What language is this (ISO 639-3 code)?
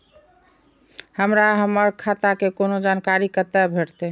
mai